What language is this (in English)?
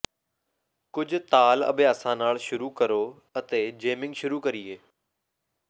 Punjabi